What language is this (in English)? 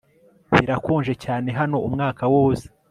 Kinyarwanda